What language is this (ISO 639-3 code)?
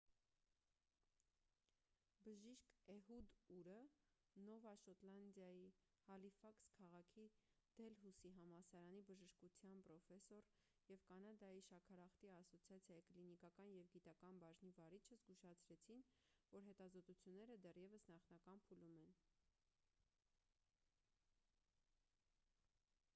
hye